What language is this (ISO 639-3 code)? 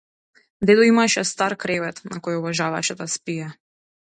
mkd